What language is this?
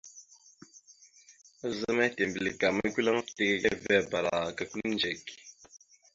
Mada (Cameroon)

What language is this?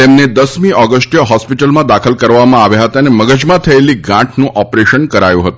Gujarati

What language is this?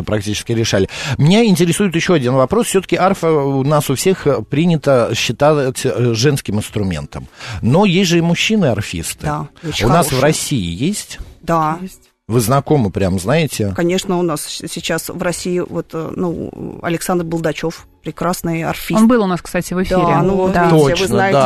Russian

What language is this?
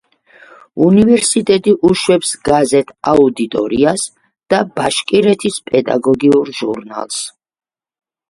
Georgian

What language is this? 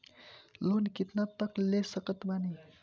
Bhojpuri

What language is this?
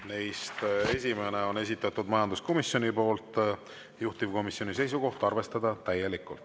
Estonian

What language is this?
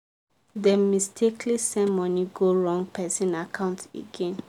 Nigerian Pidgin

